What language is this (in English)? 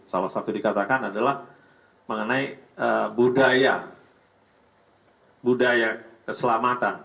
Indonesian